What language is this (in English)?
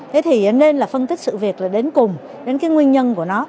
Vietnamese